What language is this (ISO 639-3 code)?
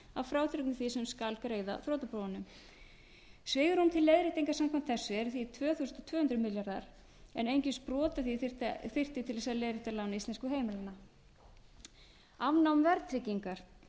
isl